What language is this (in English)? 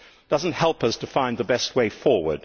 English